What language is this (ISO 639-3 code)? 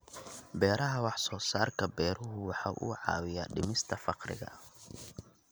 som